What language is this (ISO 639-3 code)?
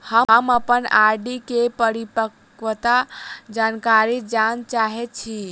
mai